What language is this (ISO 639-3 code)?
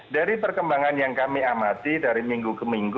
ind